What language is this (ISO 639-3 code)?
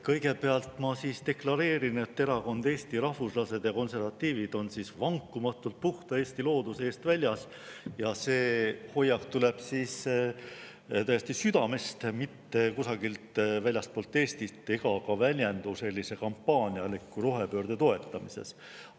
est